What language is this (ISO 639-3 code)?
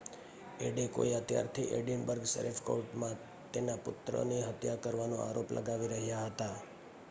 guj